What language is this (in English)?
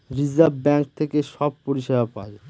Bangla